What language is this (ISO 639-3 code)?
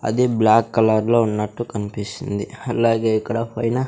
tel